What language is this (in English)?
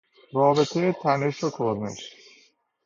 Persian